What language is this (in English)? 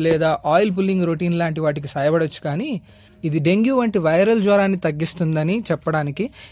Telugu